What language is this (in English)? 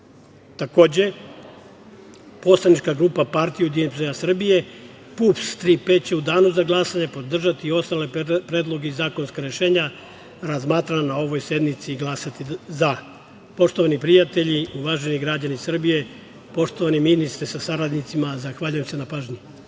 Serbian